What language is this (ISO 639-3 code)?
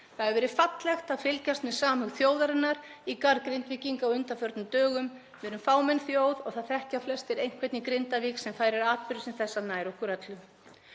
isl